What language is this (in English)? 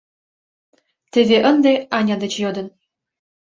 Mari